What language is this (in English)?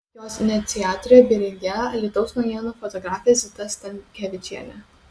Lithuanian